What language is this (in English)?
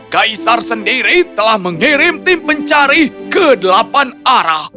Indonesian